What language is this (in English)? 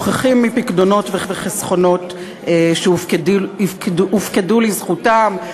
Hebrew